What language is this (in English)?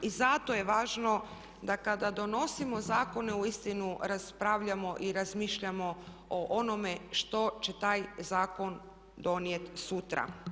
Croatian